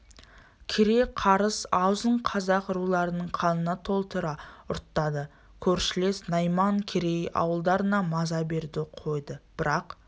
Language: Kazakh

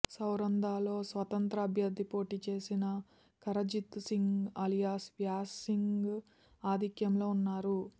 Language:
Telugu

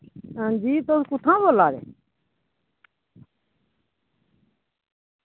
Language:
Dogri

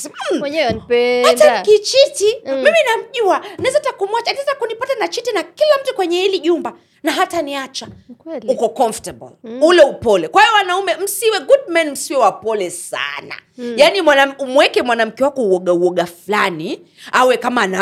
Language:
Swahili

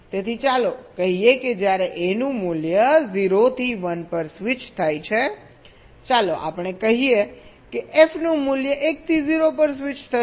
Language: Gujarati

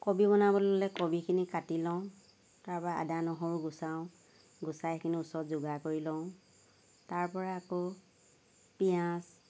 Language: Assamese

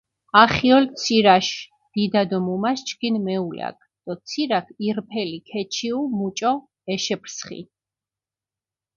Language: Mingrelian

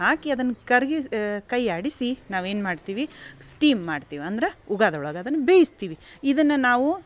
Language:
Kannada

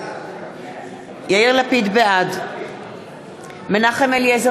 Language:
Hebrew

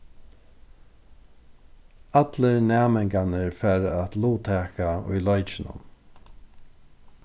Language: Faroese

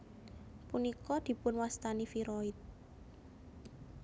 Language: Javanese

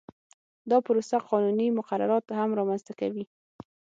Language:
Pashto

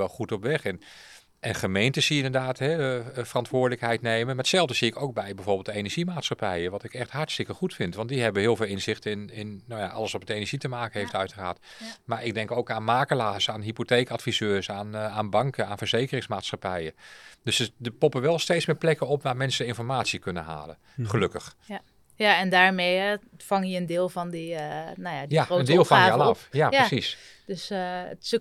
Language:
Dutch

